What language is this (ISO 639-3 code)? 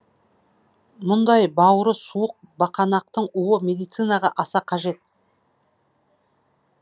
kaz